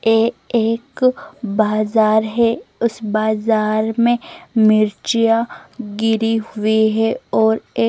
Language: Hindi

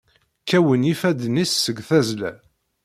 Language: Kabyle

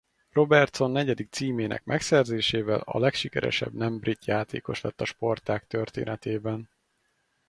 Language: Hungarian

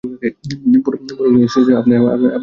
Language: Bangla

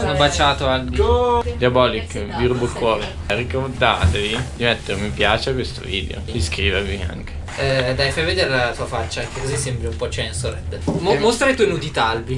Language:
Italian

